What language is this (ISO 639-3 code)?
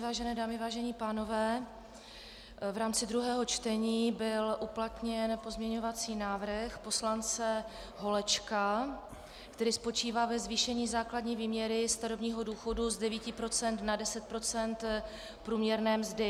ces